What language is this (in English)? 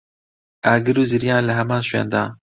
Central Kurdish